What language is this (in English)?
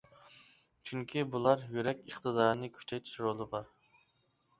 Uyghur